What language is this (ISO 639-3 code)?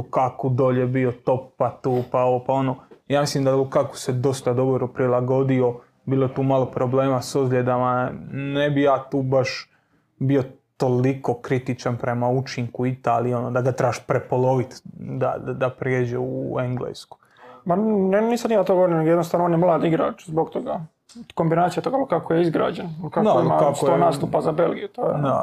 hrv